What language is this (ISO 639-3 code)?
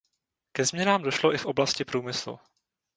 ces